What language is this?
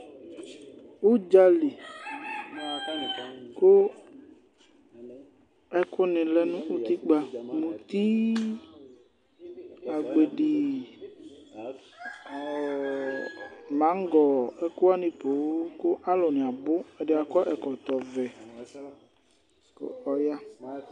Ikposo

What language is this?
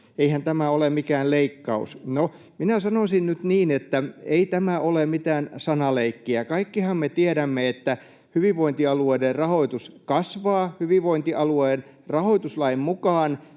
Finnish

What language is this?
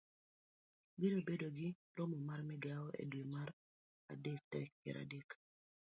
Luo (Kenya and Tanzania)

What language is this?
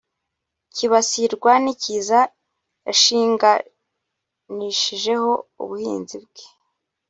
Kinyarwanda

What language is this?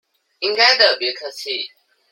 Chinese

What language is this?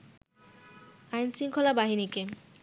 Bangla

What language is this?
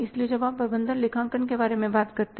Hindi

